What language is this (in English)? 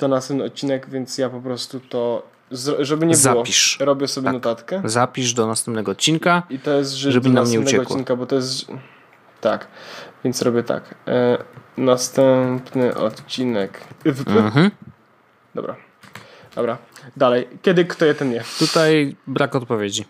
Polish